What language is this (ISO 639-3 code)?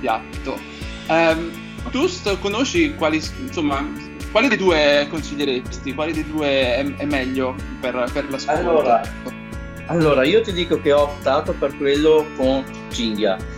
ita